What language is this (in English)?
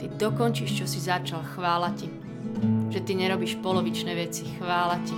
Slovak